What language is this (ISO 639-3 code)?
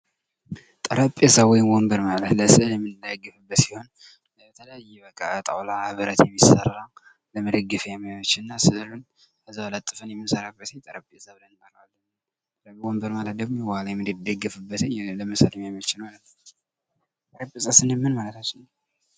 amh